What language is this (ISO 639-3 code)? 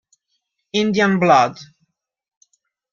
ita